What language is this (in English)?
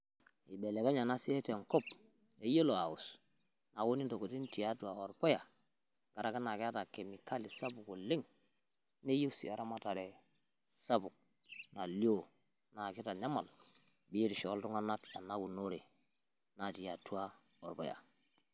Masai